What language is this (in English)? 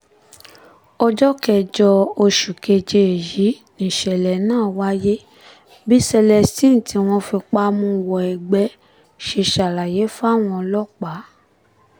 Yoruba